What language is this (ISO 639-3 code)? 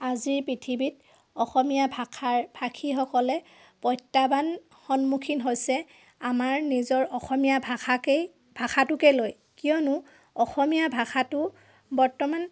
asm